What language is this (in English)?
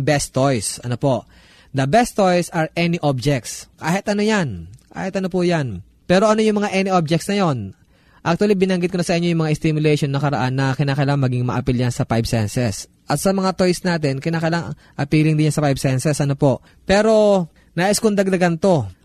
Filipino